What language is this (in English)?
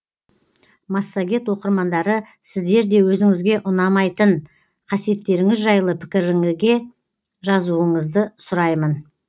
Kazakh